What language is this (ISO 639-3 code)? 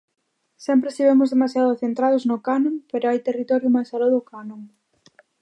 glg